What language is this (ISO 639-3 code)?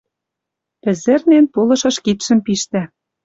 mrj